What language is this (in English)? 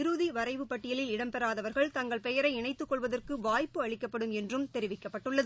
Tamil